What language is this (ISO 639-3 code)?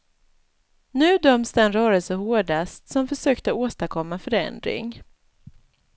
swe